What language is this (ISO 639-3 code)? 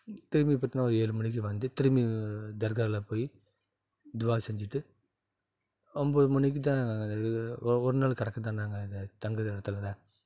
tam